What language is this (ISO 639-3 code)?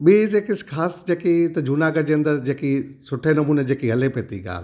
snd